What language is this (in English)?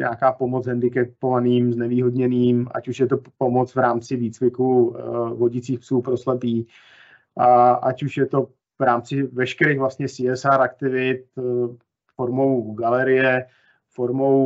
Czech